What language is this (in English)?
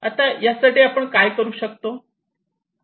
Marathi